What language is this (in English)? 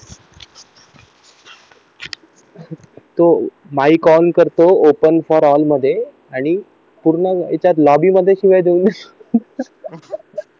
Marathi